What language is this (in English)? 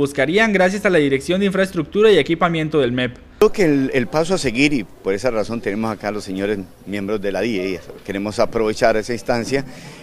Spanish